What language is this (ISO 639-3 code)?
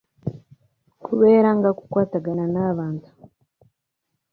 lug